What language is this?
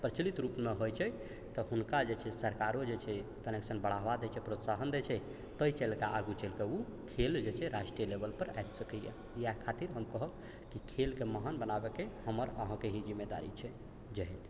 Maithili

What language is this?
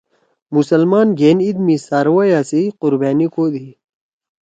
Torwali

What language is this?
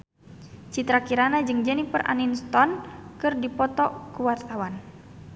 Sundanese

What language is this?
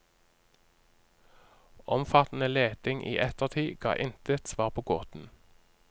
Norwegian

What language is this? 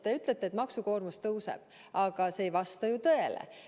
Estonian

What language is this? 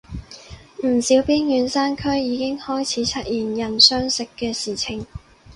Cantonese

